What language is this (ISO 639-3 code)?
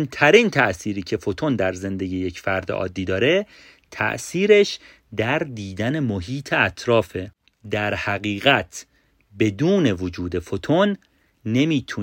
fas